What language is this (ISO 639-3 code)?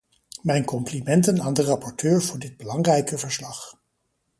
nld